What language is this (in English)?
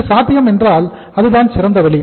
Tamil